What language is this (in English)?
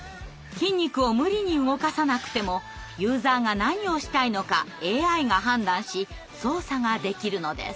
Japanese